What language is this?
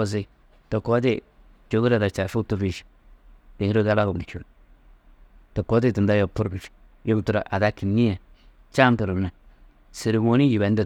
Tedaga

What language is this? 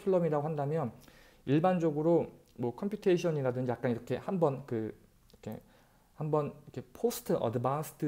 Korean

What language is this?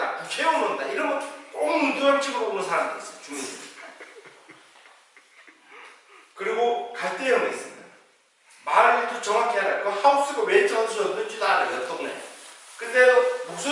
Korean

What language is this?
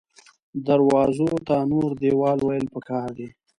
Pashto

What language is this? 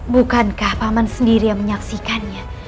Indonesian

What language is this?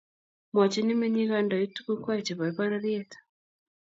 Kalenjin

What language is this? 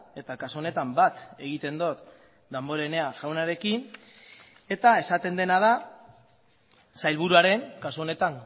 Basque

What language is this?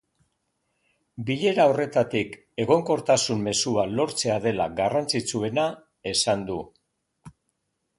Basque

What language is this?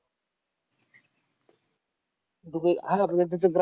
Marathi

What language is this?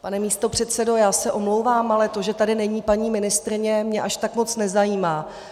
Czech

